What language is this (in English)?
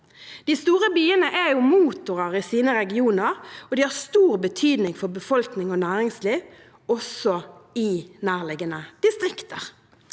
Norwegian